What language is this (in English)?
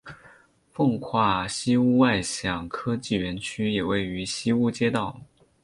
Chinese